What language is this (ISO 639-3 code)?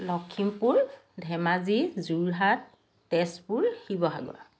asm